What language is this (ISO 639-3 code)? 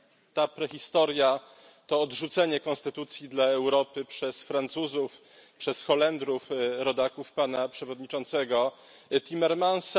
pol